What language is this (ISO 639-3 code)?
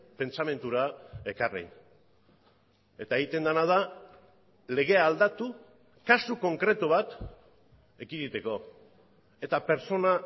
eus